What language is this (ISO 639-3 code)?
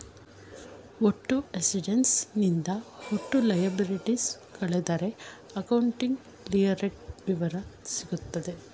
kan